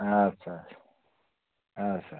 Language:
Kashmiri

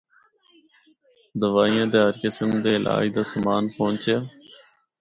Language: Northern Hindko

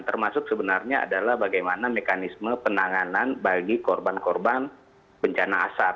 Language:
Indonesian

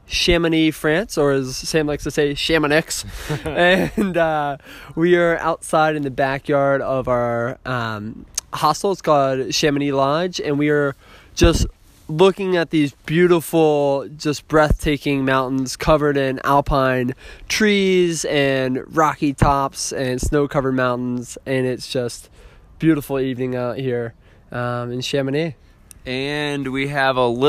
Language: English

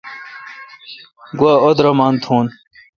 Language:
Kalkoti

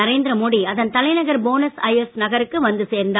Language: Tamil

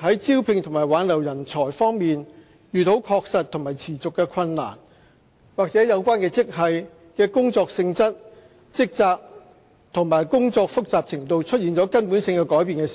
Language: Cantonese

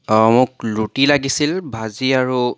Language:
Assamese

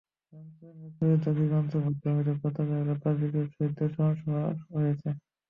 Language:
Bangla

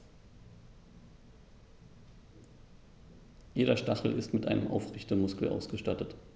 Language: German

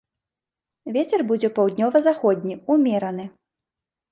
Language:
Belarusian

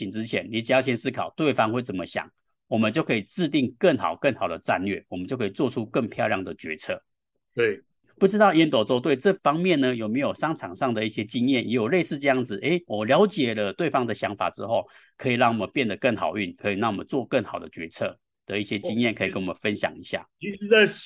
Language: Chinese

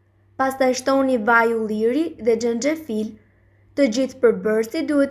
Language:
Romanian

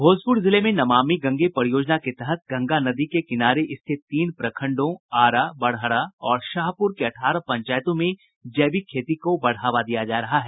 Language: Hindi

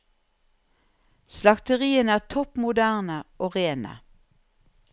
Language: Norwegian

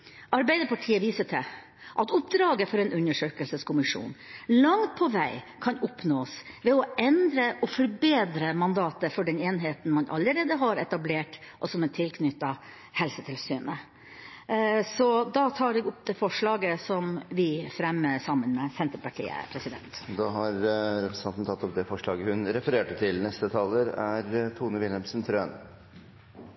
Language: Norwegian Bokmål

